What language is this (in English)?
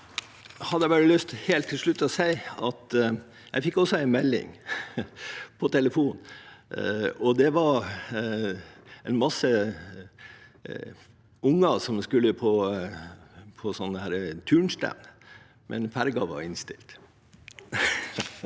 Norwegian